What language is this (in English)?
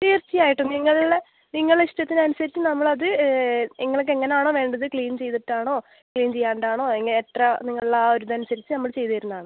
Malayalam